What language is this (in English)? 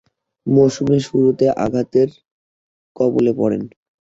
Bangla